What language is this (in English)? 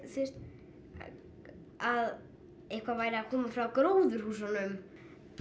Icelandic